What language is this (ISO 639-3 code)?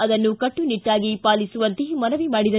kan